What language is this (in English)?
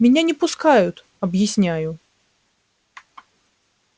Russian